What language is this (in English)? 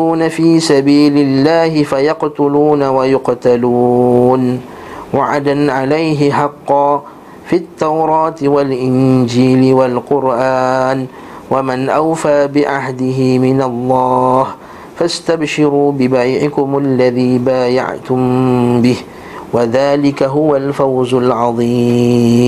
Malay